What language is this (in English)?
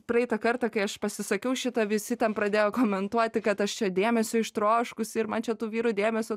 Lithuanian